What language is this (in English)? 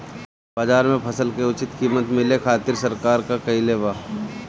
Bhojpuri